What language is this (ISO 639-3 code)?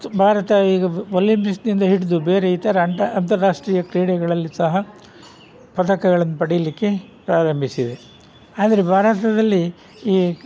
kan